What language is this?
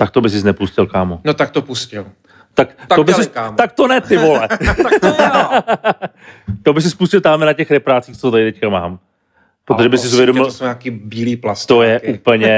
Czech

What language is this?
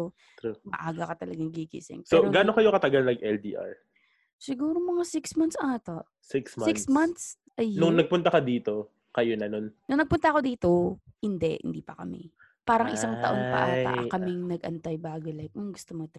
Filipino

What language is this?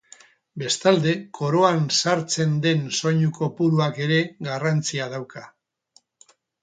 Basque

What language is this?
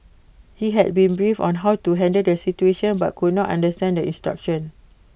English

